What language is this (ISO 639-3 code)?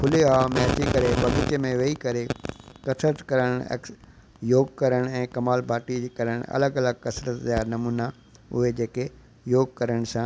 snd